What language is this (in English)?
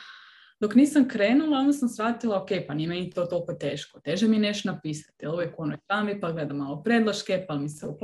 Croatian